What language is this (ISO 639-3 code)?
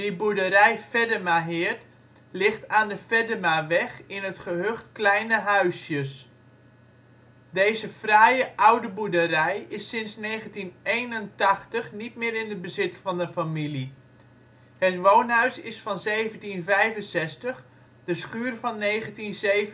nld